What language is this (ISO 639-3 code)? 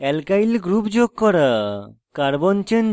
ben